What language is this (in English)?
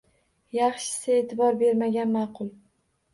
Uzbek